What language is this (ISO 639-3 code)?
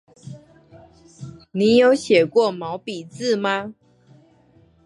zho